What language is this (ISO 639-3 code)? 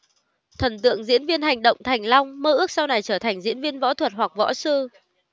vie